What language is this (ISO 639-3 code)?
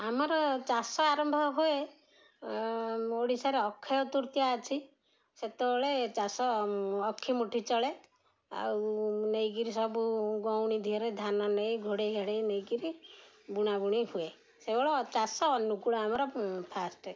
ori